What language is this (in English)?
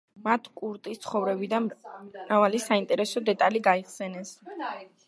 Georgian